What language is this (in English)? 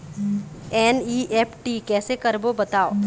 Chhattisgarhi